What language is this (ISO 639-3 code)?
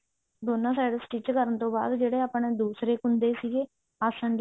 pan